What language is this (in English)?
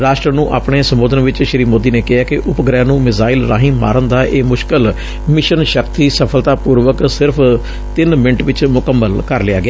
Punjabi